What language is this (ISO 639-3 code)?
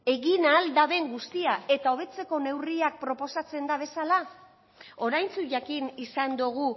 eus